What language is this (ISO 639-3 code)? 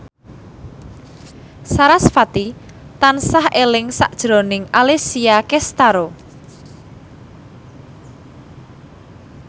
jav